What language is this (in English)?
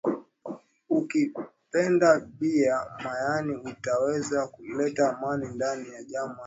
Swahili